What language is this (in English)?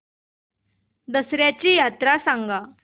Marathi